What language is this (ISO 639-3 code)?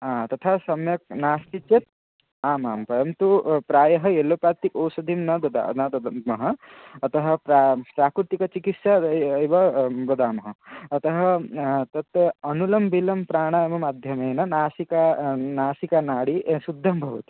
san